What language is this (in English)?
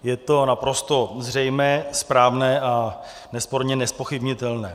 Czech